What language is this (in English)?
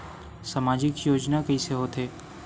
Chhattisgarhi